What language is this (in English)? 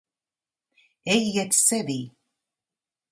Latvian